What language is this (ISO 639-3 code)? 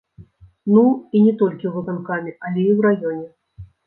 bel